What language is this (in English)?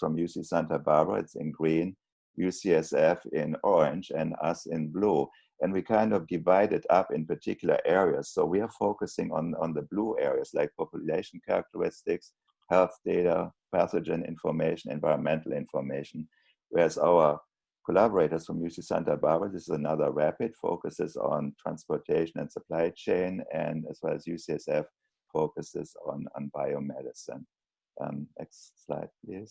English